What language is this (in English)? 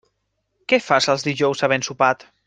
Catalan